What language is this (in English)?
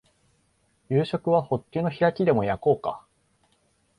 Japanese